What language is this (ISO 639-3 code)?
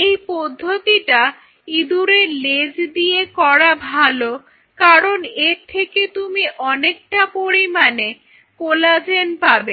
ben